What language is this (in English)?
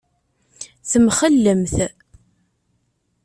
Kabyle